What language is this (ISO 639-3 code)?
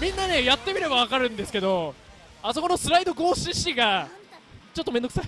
jpn